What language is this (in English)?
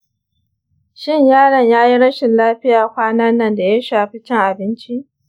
Hausa